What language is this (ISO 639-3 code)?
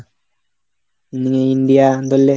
ben